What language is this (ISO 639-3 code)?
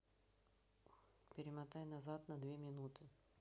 rus